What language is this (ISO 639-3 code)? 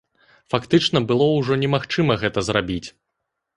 bel